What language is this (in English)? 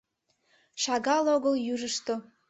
Mari